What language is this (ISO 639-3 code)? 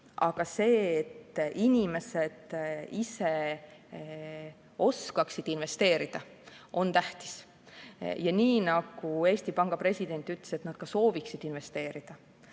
est